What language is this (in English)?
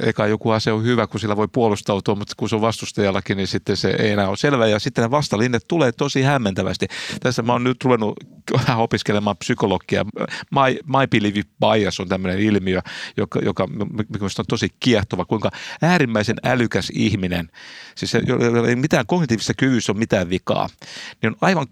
Finnish